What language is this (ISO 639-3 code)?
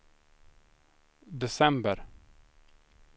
swe